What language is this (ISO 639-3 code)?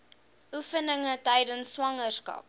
afr